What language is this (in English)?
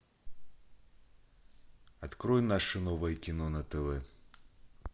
Russian